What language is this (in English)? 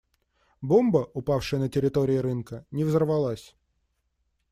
Russian